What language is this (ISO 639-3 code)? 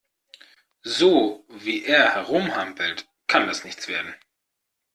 deu